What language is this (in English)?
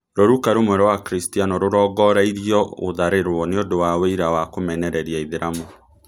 Kikuyu